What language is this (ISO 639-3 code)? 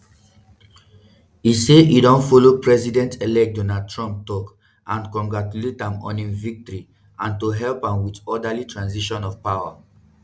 pcm